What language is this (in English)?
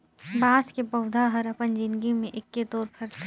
Chhattisgarhi